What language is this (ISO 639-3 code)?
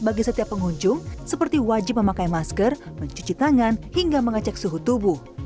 ind